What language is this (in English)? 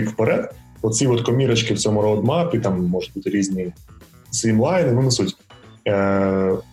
Ukrainian